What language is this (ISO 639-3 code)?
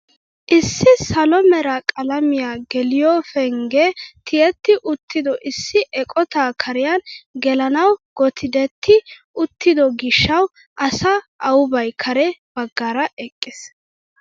wal